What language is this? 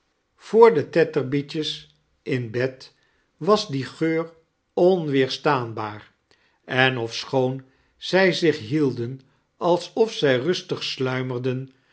Dutch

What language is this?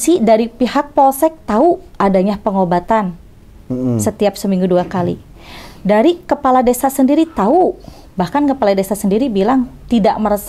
Indonesian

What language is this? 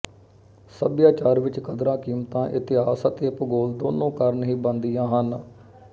Punjabi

